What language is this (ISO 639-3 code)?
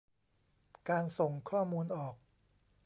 tha